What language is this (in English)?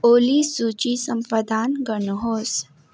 Nepali